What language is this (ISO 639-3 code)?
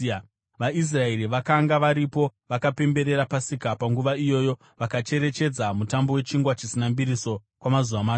sna